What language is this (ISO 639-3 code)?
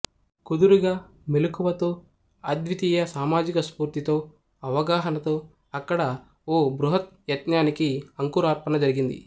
tel